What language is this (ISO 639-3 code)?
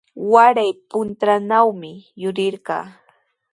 qws